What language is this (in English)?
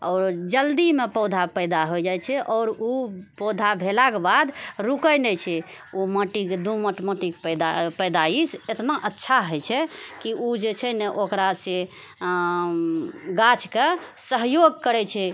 Maithili